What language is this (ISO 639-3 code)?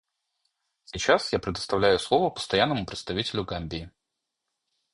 rus